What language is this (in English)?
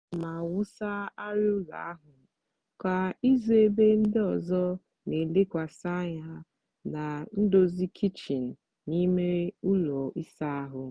Igbo